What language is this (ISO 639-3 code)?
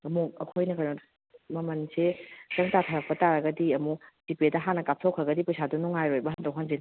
mni